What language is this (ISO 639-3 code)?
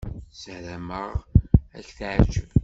kab